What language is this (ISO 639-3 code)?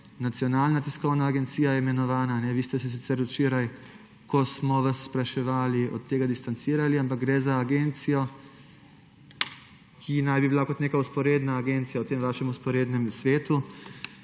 slv